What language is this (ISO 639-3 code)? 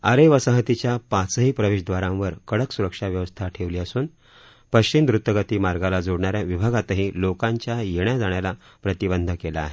mar